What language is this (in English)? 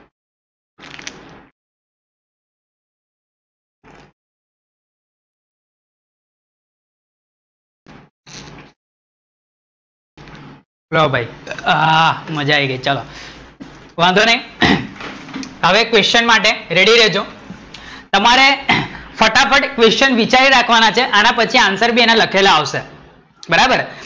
Gujarati